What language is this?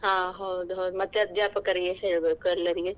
Kannada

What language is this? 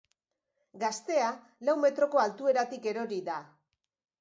Basque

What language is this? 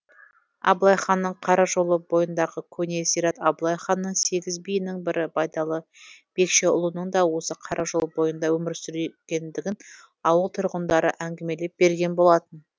Kazakh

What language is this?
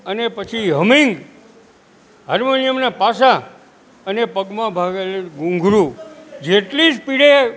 Gujarati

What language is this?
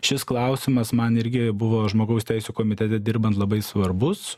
Lithuanian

